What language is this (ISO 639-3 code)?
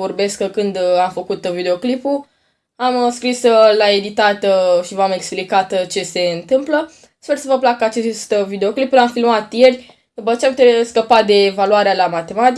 ron